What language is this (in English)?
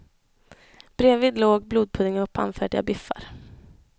Swedish